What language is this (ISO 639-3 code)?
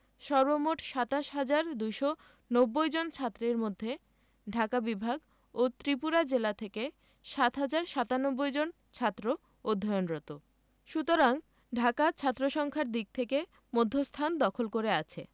ben